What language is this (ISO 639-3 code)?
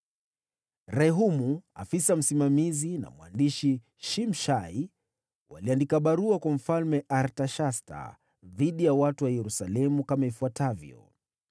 swa